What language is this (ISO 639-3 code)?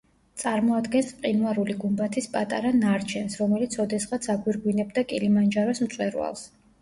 kat